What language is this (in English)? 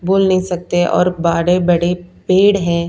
Hindi